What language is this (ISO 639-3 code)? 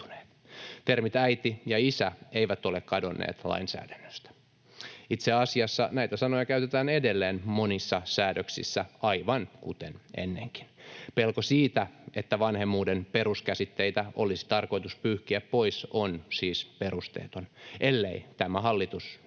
fin